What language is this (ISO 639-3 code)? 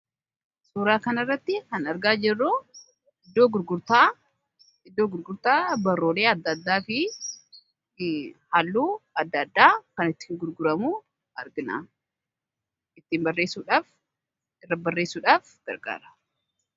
orm